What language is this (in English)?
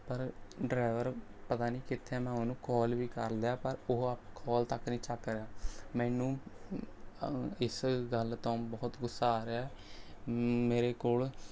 Punjabi